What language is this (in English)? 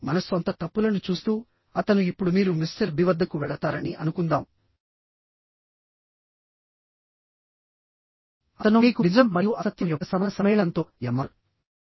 Telugu